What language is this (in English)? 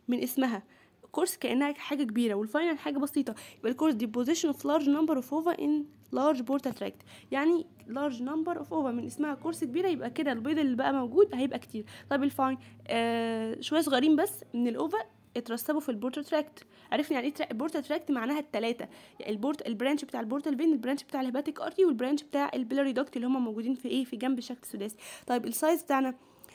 Arabic